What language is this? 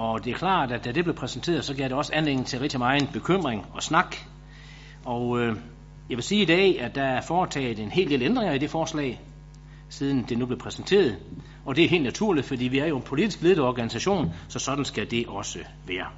Danish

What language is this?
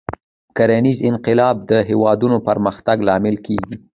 Pashto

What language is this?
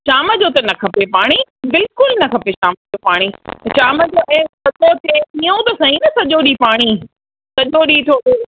Sindhi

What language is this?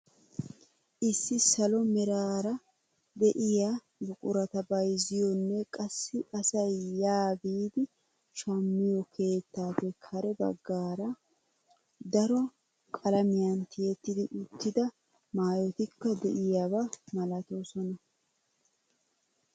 Wolaytta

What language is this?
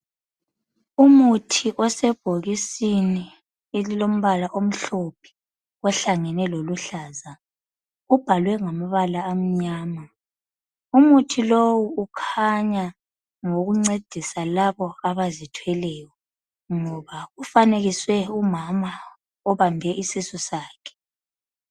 North Ndebele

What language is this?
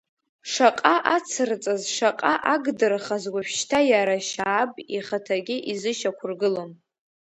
Abkhazian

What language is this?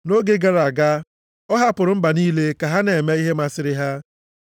Igbo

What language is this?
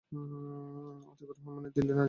Bangla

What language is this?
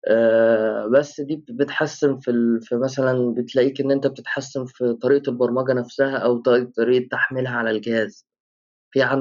Arabic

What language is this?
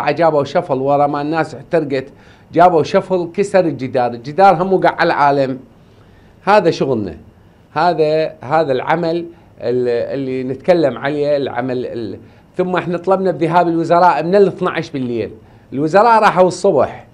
Arabic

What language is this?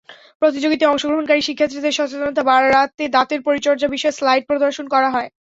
Bangla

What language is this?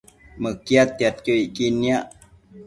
Matsés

